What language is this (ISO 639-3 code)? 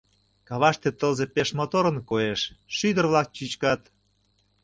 chm